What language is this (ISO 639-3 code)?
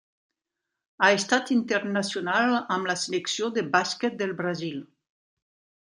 cat